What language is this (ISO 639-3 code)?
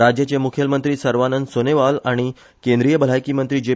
kok